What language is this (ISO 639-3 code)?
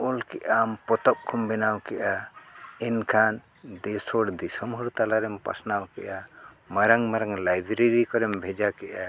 sat